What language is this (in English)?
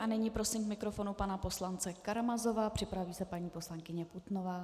Czech